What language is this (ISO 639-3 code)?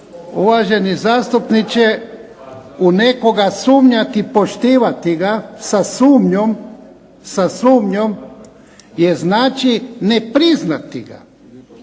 hrv